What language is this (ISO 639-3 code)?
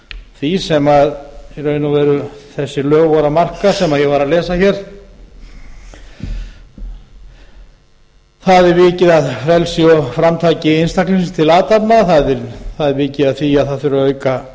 isl